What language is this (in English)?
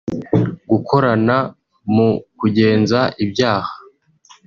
Kinyarwanda